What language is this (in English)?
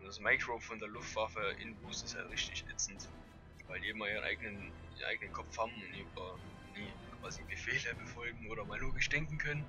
German